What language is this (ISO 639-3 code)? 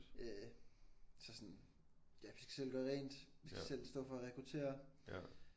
dan